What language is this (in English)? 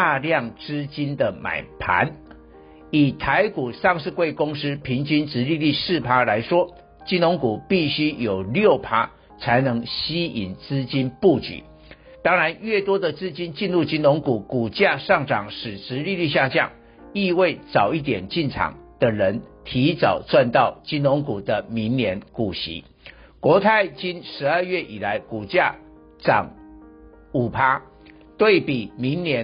Chinese